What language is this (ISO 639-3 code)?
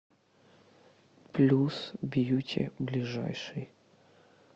rus